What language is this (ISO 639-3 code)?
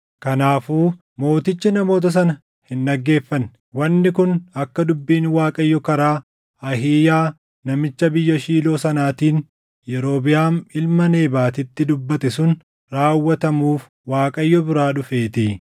orm